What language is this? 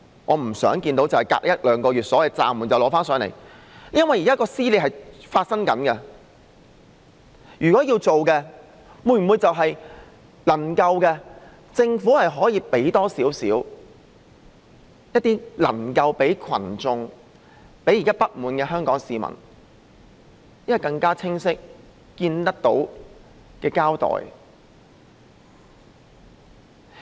Cantonese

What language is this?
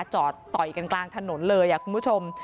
Thai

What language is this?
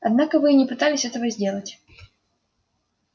Russian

